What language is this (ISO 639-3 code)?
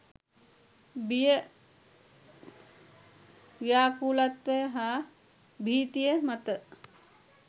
sin